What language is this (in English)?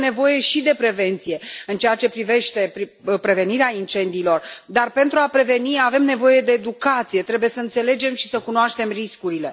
Romanian